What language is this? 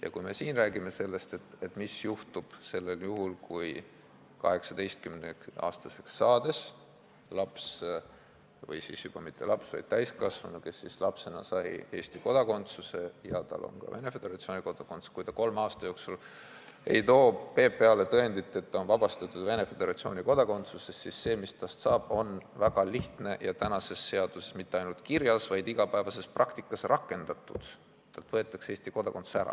Estonian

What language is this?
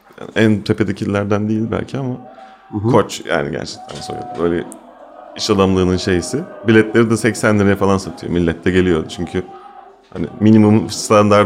Turkish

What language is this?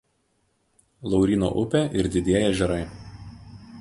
Lithuanian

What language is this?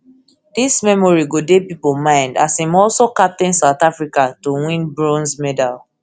Nigerian Pidgin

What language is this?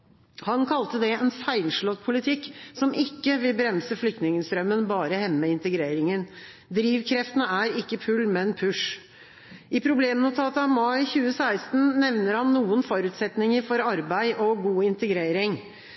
Norwegian Bokmål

